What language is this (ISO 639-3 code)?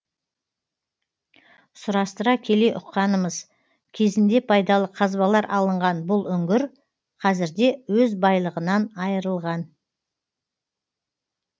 kaz